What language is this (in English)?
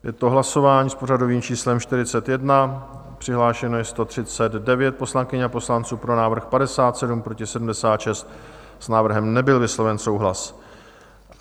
Czech